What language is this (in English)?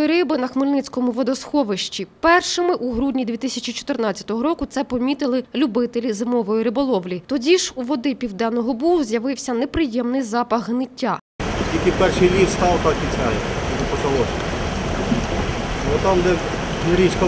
Ukrainian